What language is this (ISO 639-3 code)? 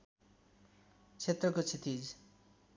nep